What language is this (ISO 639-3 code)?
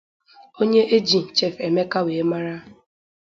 ibo